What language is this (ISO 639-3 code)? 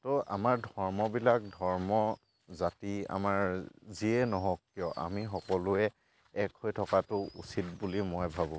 asm